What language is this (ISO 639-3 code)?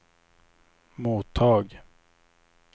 swe